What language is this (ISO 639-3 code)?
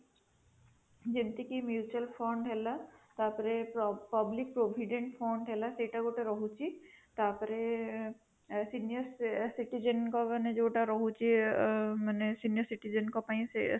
ori